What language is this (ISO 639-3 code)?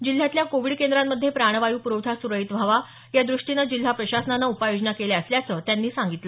mar